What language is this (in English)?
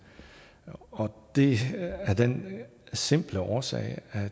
Danish